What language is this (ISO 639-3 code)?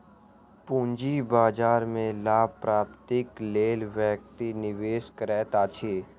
mai